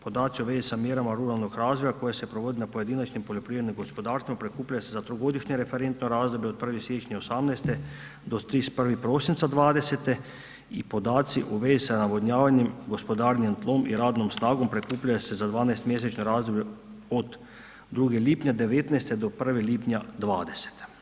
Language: Croatian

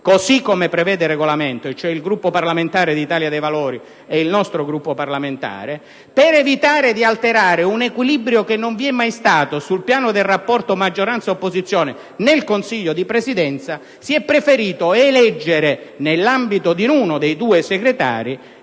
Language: Italian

